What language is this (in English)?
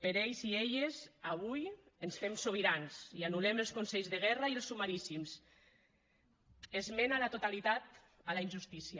Catalan